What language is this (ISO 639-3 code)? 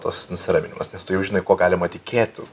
lit